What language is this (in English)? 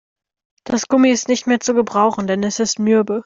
German